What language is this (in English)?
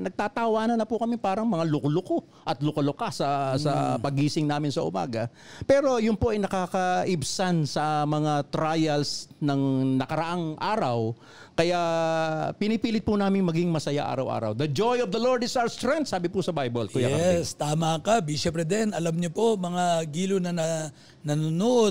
Filipino